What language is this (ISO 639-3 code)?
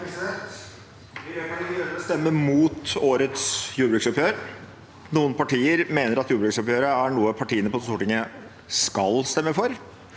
nor